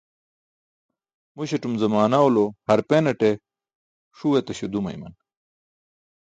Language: Burushaski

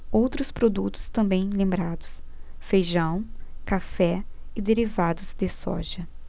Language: Portuguese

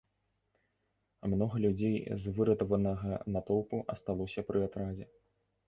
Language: Belarusian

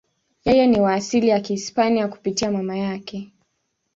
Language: Swahili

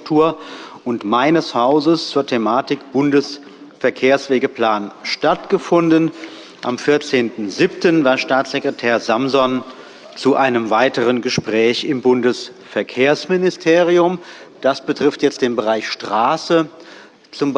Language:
German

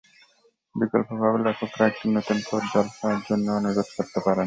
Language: Bangla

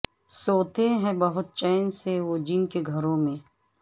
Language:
Urdu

